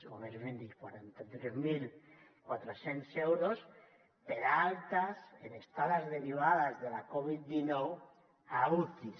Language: Catalan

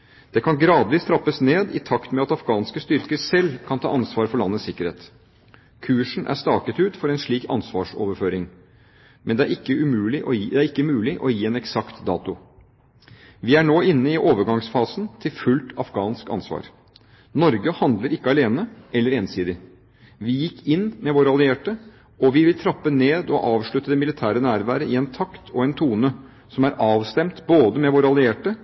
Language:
Norwegian Bokmål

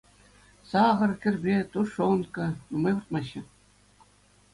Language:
Chuvash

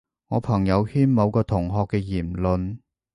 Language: Cantonese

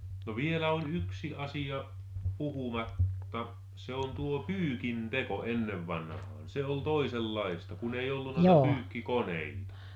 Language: Finnish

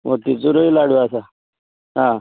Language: Konkani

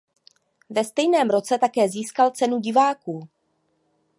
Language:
Czech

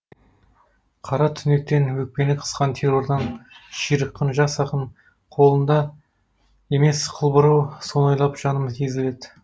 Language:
Kazakh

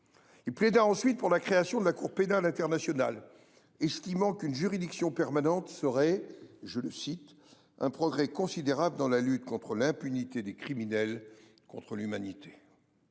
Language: French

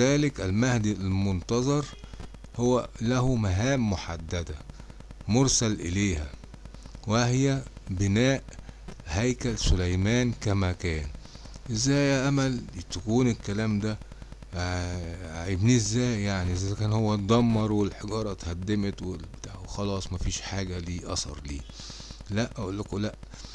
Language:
Arabic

